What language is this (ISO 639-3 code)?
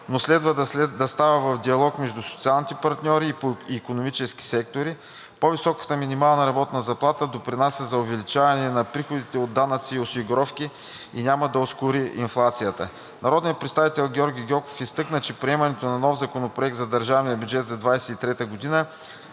bul